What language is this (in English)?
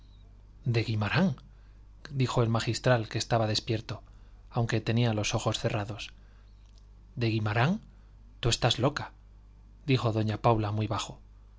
Spanish